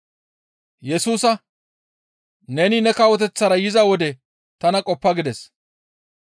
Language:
Gamo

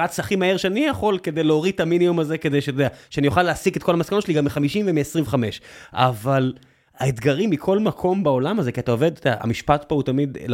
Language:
Hebrew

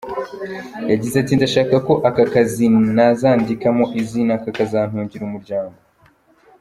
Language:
Kinyarwanda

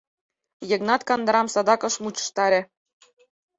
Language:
Mari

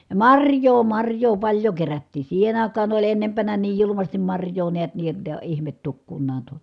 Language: Finnish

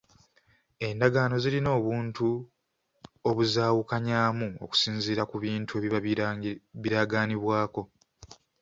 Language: Ganda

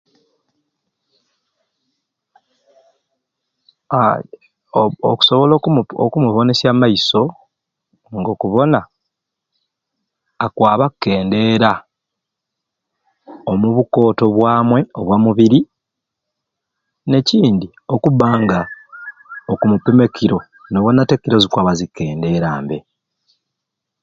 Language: Ruuli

